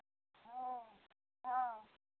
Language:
Maithili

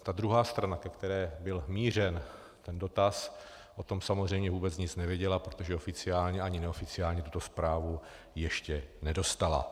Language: Czech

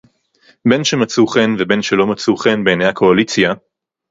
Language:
Hebrew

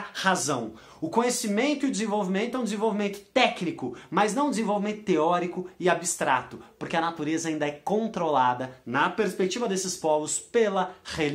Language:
Portuguese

